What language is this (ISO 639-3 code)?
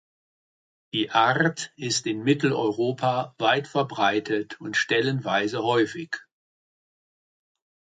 deu